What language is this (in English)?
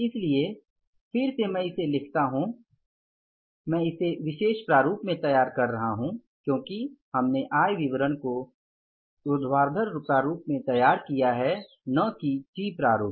Hindi